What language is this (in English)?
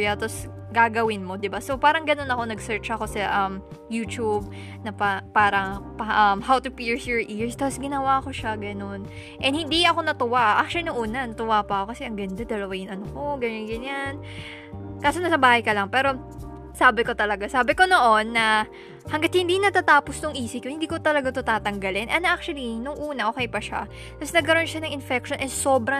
Filipino